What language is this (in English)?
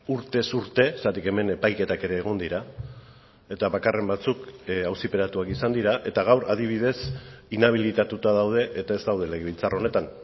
Basque